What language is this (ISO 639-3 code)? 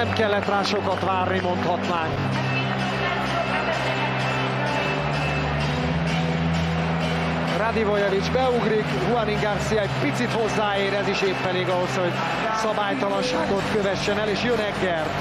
hun